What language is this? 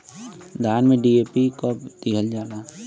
Bhojpuri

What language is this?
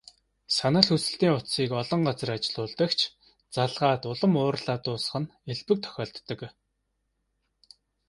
Mongolian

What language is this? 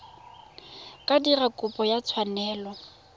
Tswana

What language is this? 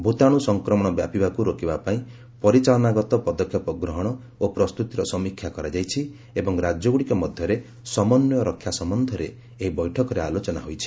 Odia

